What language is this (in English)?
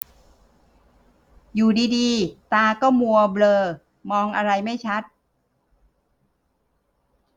Thai